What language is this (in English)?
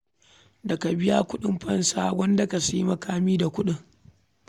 Hausa